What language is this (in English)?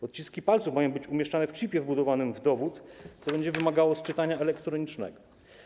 Polish